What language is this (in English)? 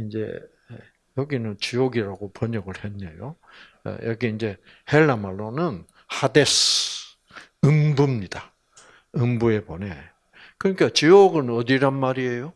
Korean